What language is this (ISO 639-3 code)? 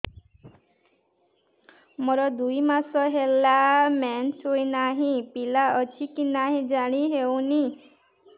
ori